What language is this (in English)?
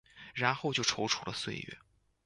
Chinese